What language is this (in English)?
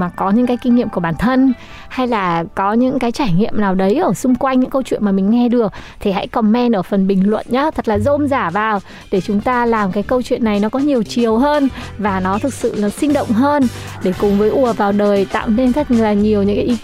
Vietnamese